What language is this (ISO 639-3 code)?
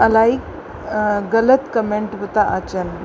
snd